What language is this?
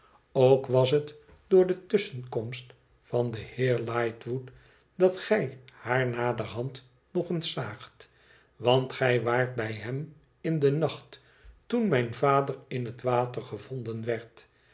Dutch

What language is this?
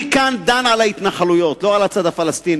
Hebrew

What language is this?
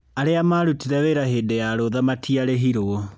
Kikuyu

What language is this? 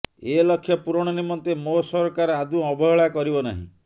Odia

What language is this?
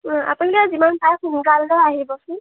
Assamese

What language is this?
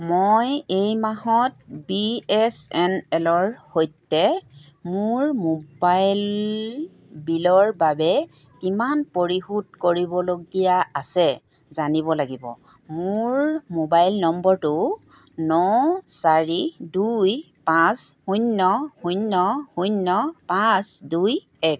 Assamese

